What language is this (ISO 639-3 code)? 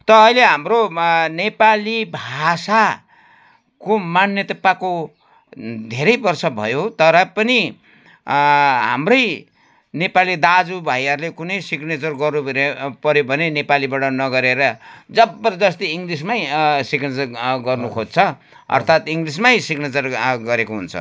nep